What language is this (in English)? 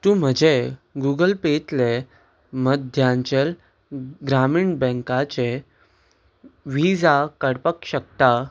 Konkani